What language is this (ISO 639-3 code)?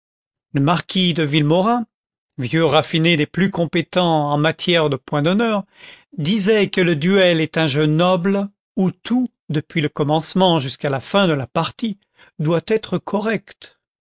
fra